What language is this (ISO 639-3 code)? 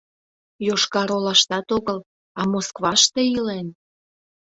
chm